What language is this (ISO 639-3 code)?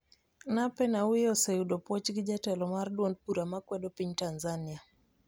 luo